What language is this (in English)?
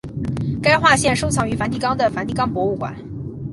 Chinese